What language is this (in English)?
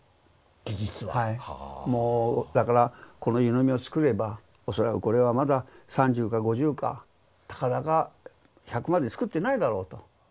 Japanese